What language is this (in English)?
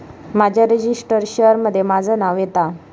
Marathi